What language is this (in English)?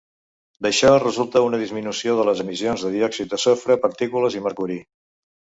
Catalan